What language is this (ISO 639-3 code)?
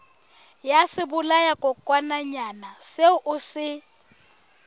sot